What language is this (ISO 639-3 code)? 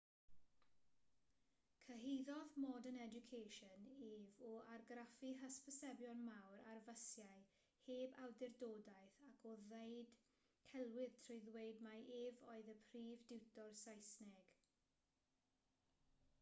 cym